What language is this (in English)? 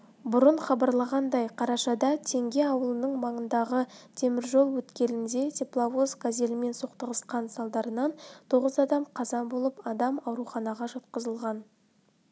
Kazakh